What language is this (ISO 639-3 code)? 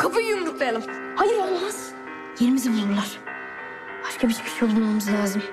tur